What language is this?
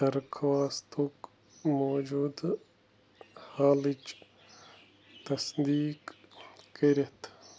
Kashmiri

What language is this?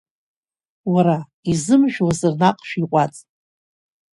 Abkhazian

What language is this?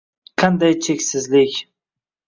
Uzbek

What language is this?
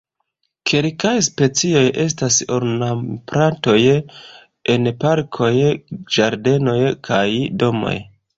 Esperanto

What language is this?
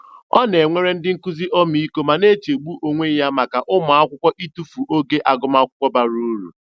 Igbo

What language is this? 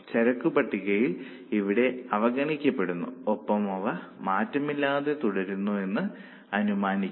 Malayalam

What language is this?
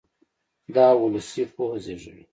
Pashto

